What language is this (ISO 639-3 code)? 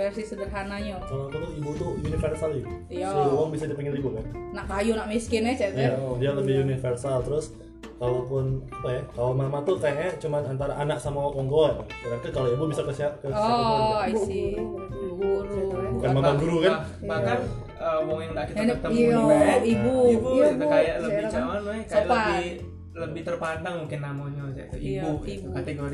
ind